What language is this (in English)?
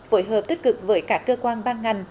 Vietnamese